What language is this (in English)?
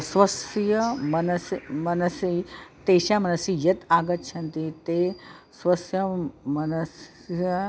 Sanskrit